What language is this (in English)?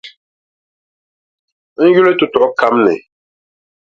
Dagbani